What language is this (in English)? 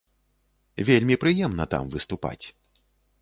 Belarusian